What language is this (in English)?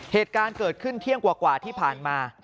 Thai